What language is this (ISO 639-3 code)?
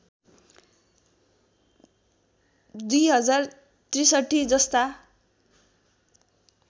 nep